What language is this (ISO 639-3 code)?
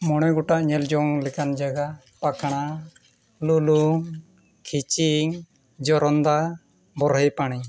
sat